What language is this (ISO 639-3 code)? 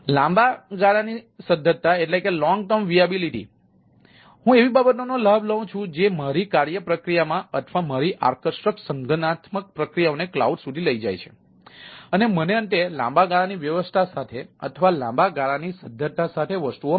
guj